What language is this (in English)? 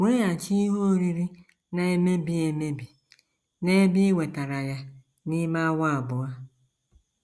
Igbo